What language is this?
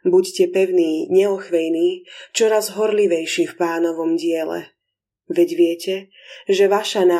Slovak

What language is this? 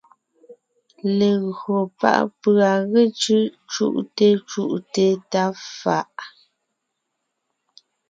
Ngiemboon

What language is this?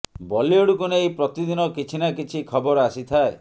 Odia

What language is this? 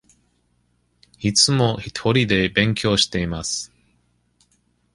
Japanese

